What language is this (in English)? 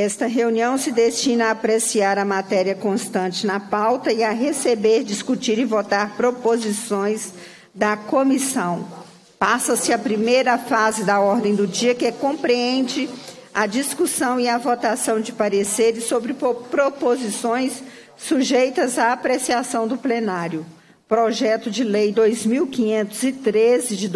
Portuguese